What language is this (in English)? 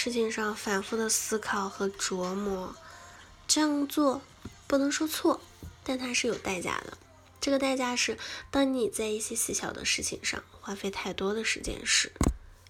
Chinese